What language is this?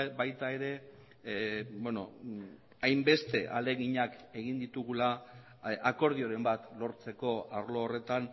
Basque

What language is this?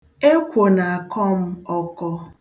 Igbo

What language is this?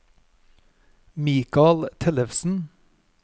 Norwegian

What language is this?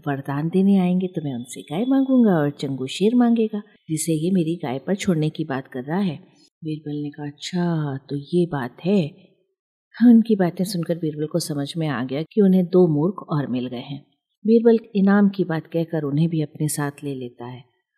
Hindi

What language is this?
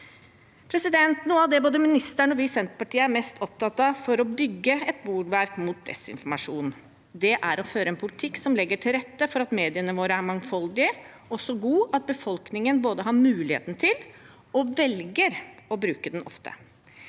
Norwegian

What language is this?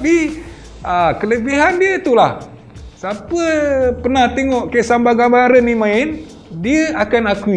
Malay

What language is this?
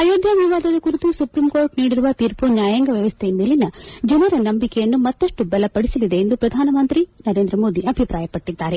Kannada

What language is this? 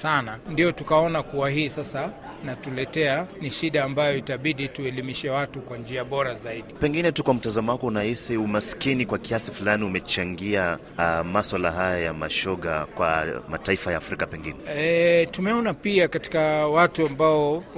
Swahili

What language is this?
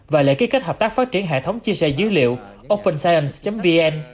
Vietnamese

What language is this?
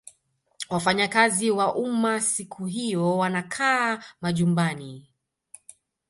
Swahili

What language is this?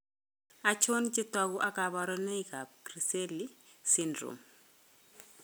Kalenjin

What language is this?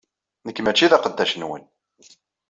Kabyle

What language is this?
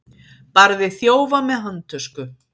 Icelandic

